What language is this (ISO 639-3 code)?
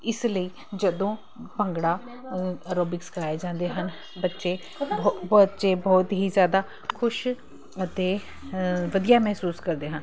pan